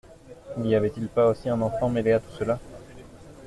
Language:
French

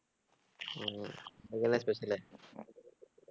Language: Tamil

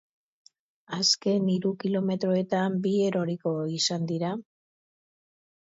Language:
Basque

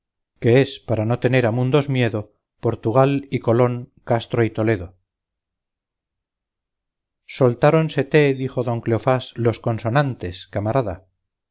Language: Spanish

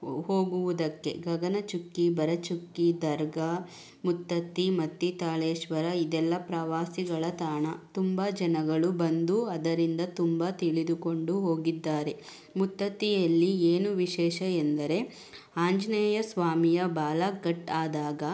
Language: Kannada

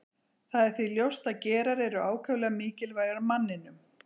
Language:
Icelandic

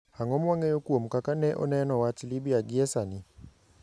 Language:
Luo (Kenya and Tanzania)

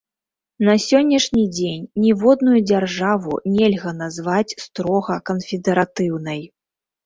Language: Belarusian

